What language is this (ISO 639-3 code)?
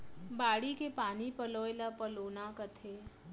hne